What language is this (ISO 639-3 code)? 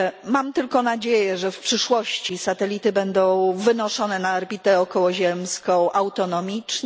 pol